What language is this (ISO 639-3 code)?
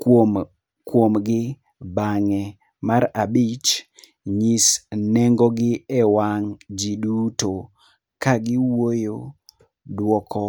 luo